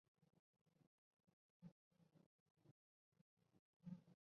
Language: Chinese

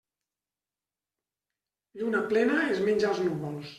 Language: Catalan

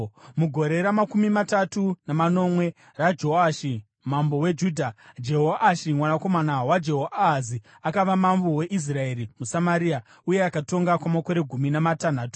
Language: Shona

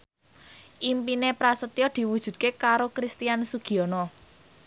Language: Javanese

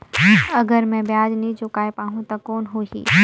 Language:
Chhattisgarhi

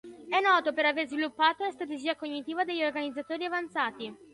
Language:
Italian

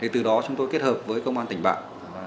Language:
Vietnamese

